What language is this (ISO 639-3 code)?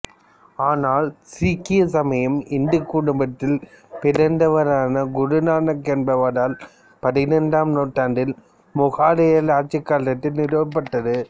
tam